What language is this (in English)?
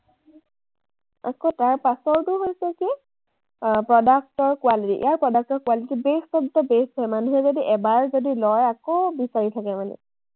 Assamese